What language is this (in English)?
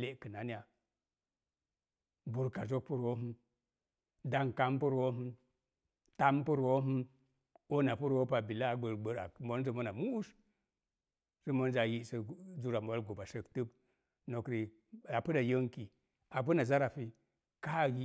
Mom Jango